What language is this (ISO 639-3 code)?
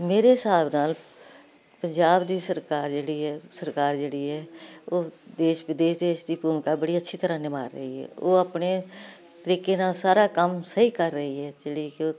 pan